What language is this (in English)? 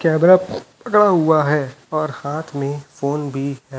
Hindi